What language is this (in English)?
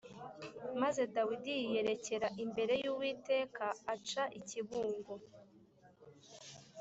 Kinyarwanda